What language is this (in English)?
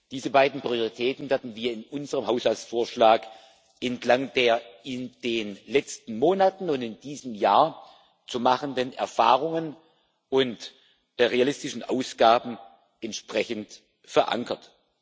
German